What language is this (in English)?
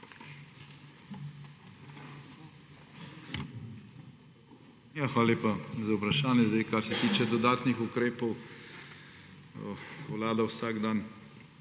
Slovenian